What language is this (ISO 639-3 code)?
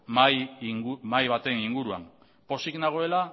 eus